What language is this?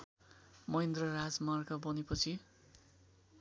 Nepali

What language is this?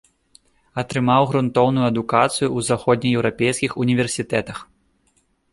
Belarusian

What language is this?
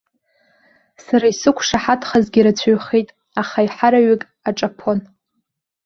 Abkhazian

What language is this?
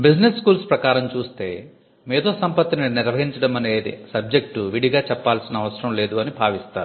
Telugu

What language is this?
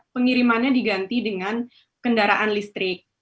Indonesian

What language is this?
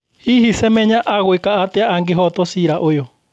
Kikuyu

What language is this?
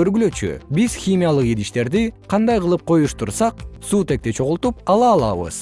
Kyrgyz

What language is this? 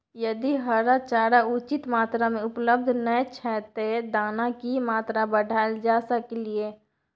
Maithili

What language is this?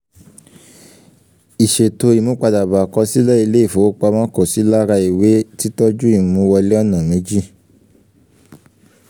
Yoruba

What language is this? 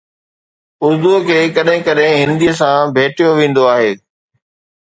Sindhi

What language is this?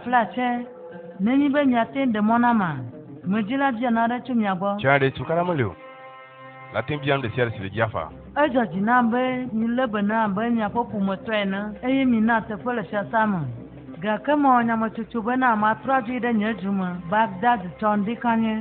French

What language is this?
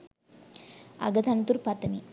Sinhala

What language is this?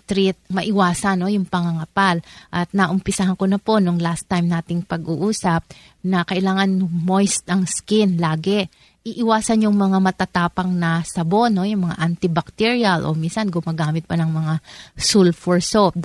Filipino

